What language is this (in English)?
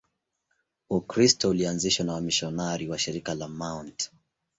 Swahili